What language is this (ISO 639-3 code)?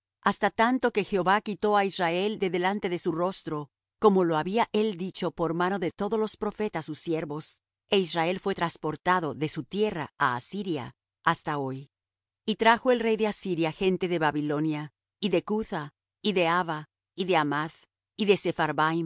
spa